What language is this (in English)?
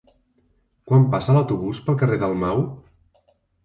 Catalan